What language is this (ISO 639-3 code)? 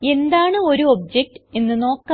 mal